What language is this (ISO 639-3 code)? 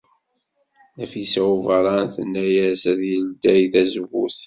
kab